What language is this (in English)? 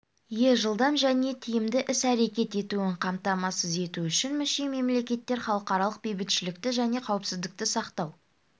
Kazakh